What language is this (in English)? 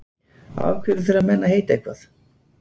Icelandic